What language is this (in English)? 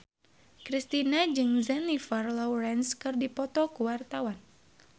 Sundanese